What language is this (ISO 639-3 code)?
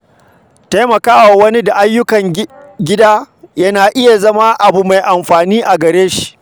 hau